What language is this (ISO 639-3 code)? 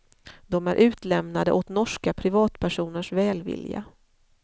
swe